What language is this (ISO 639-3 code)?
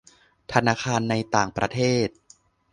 tha